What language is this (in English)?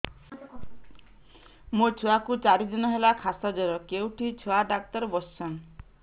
Odia